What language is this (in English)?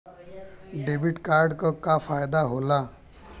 Bhojpuri